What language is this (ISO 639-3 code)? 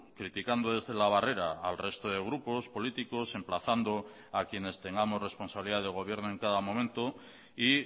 spa